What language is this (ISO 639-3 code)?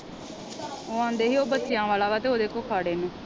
pan